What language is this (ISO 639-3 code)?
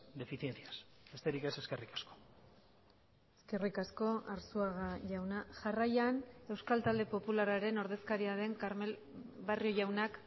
eus